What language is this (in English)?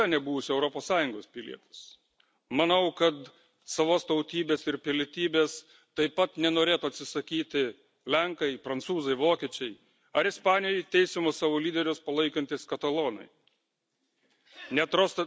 Lithuanian